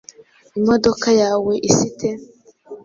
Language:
Kinyarwanda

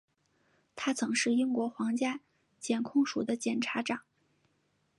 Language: Chinese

